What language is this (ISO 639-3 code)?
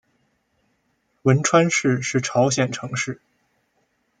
zho